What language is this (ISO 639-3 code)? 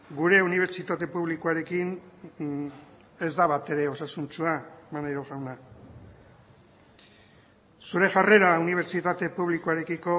eus